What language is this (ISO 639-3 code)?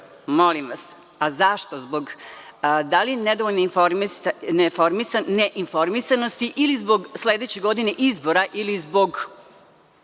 srp